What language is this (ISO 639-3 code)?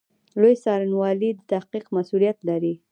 pus